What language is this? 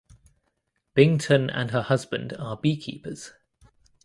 English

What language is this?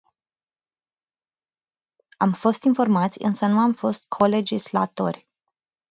Romanian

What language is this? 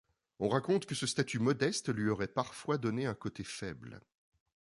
French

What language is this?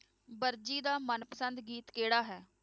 Punjabi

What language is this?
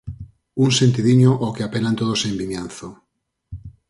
Galician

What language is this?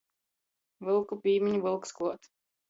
Latgalian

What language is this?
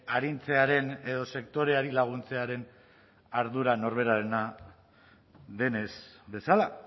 Basque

